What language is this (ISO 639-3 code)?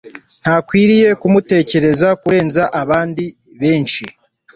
kin